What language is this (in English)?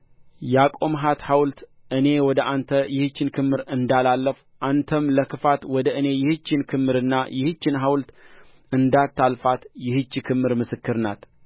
Amharic